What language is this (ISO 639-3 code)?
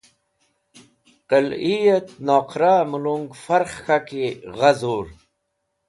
wbl